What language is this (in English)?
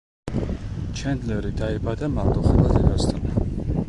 Georgian